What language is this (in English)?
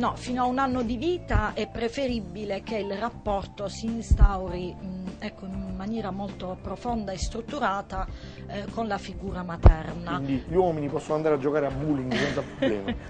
Italian